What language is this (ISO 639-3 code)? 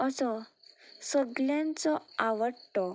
kok